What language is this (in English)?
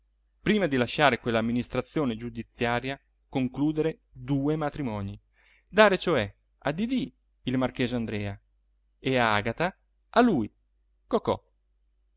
Italian